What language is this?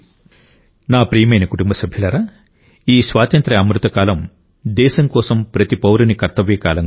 Telugu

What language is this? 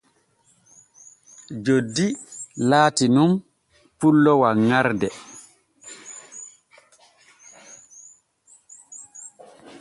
Borgu Fulfulde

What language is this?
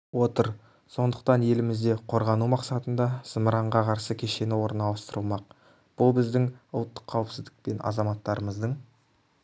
Kazakh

